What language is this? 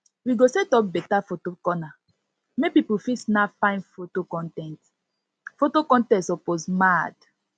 Nigerian Pidgin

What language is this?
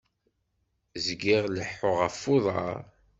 Kabyle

